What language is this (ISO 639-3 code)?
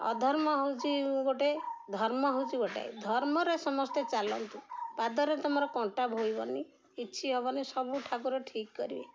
ori